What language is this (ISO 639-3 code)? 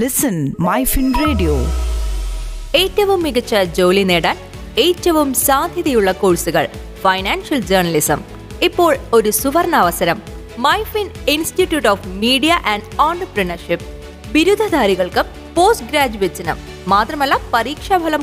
mal